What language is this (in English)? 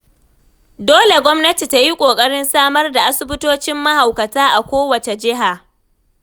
Hausa